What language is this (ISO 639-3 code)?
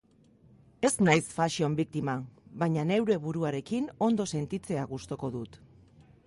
eus